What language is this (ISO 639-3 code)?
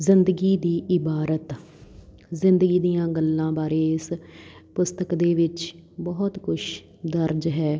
pan